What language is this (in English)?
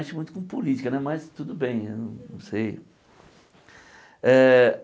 Portuguese